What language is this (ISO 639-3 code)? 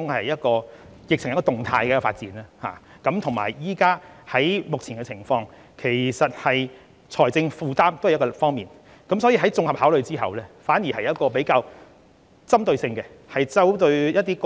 yue